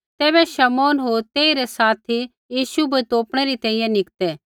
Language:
Kullu Pahari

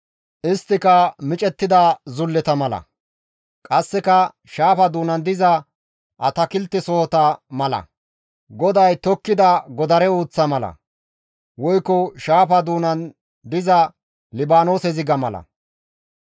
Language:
Gamo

